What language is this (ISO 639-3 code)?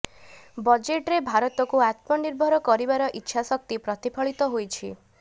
ori